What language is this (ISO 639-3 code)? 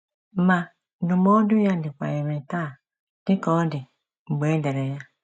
ibo